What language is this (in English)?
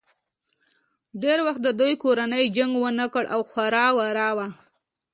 Pashto